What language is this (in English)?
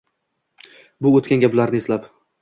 Uzbek